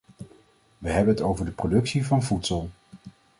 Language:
Dutch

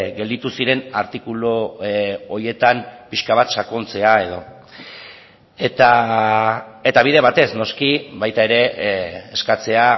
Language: Basque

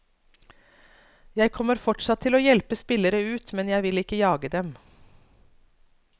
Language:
Norwegian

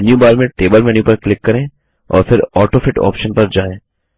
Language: Hindi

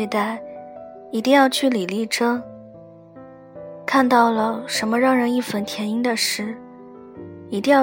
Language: Chinese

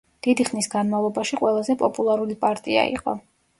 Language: Georgian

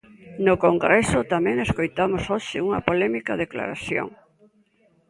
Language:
Galician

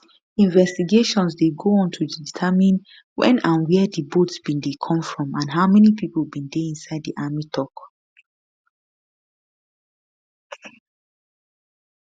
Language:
Nigerian Pidgin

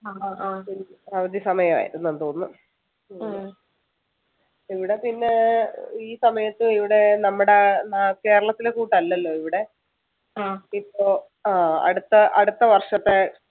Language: Malayalam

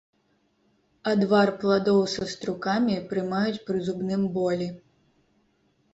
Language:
Belarusian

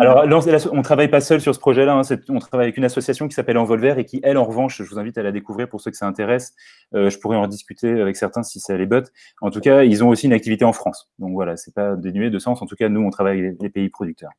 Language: French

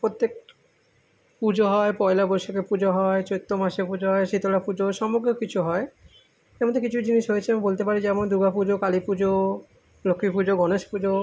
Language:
Bangla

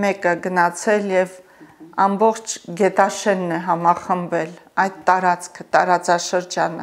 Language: Romanian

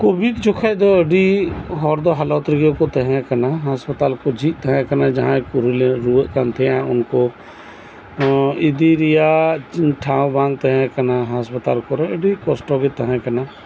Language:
Santali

